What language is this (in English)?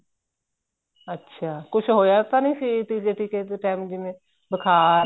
Punjabi